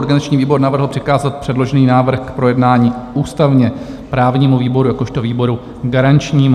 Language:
Czech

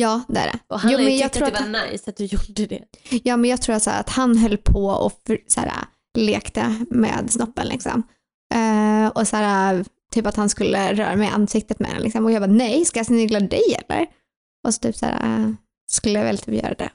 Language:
Swedish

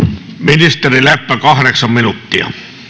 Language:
Finnish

